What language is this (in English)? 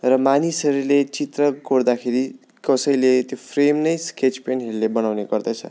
Nepali